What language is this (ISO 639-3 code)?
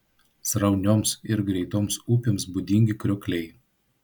lit